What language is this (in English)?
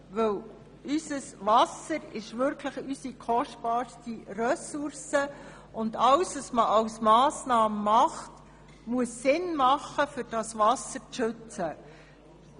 Swiss German